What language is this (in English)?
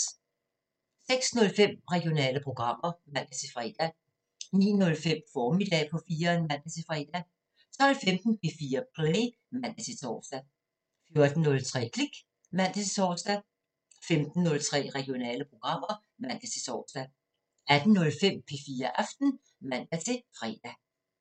Danish